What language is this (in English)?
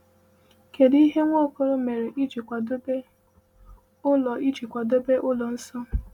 Igbo